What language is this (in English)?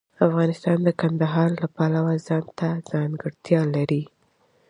Pashto